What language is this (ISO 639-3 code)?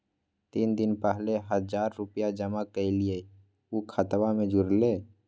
mag